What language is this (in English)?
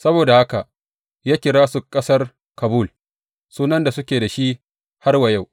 Hausa